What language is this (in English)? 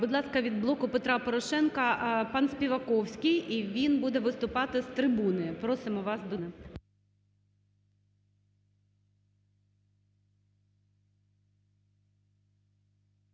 Ukrainian